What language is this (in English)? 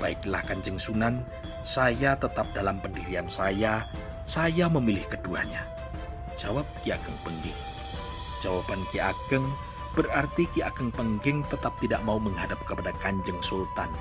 Indonesian